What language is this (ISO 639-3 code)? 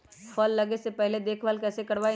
mag